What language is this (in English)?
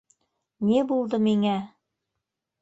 Bashkir